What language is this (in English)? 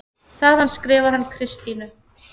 Icelandic